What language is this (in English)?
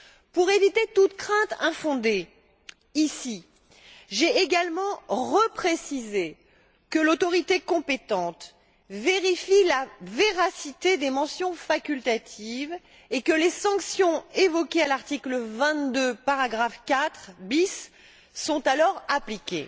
French